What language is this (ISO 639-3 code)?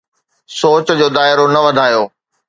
snd